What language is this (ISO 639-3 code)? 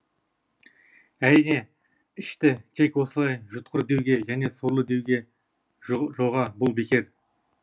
kaz